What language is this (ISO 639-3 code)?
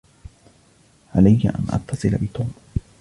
ara